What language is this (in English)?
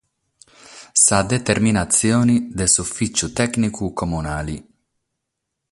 Sardinian